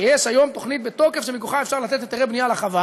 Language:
Hebrew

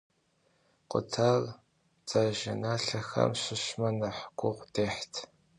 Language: Kabardian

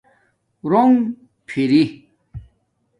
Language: Domaaki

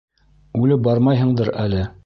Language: Bashkir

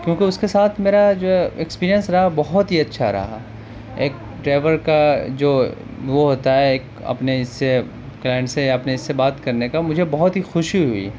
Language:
Urdu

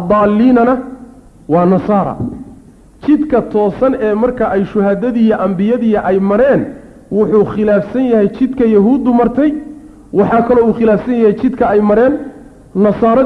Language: Arabic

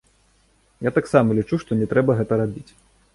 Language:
Belarusian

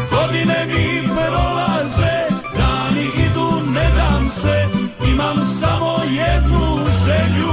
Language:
Croatian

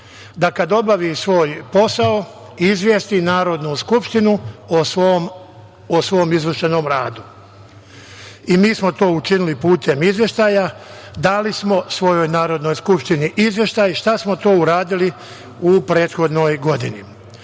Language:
Serbian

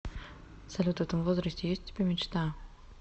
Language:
Russian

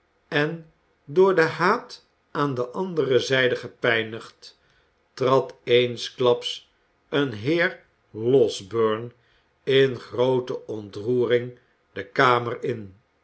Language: Dutch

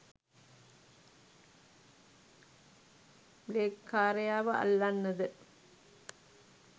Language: Sinhala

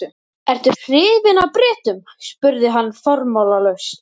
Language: Icelandic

